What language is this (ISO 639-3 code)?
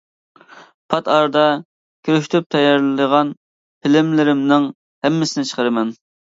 uig